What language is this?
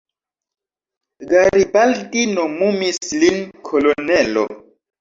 Esperanto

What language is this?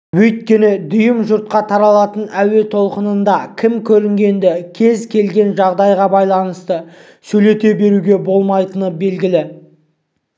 Kazakh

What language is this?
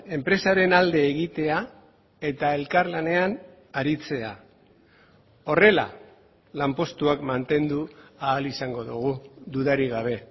Basque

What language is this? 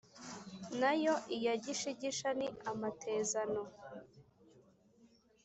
Kinyarwanda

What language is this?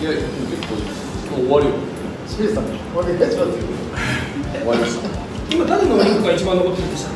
Japanese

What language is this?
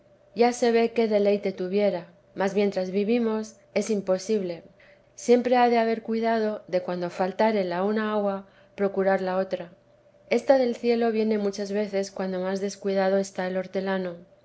Spanish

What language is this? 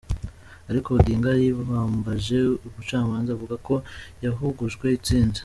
Kinyarwanda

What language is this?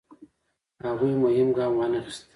Pashto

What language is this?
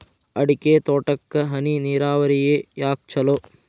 Kannada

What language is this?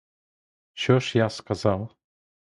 Ukrainian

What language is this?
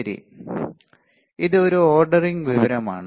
Malayalam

